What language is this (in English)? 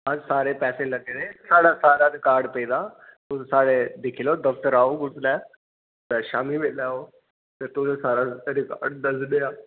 Dogri